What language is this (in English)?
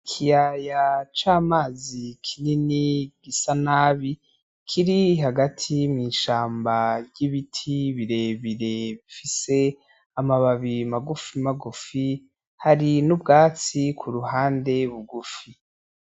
Rundi